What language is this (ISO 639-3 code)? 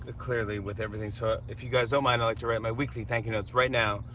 eng